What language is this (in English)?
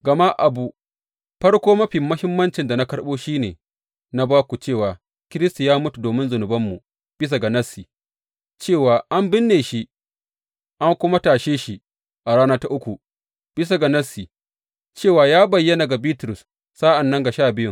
Hausa